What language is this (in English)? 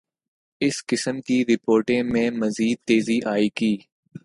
Urdu